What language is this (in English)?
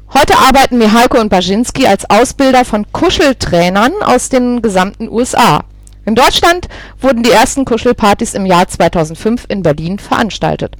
German